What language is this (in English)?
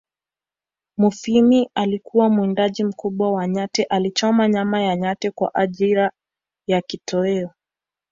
Swahili